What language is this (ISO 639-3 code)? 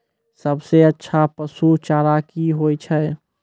mai